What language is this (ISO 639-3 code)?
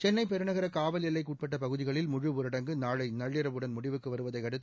tam